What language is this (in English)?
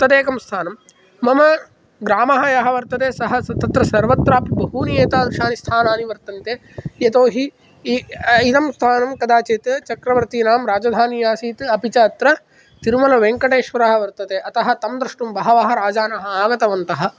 Sanskrit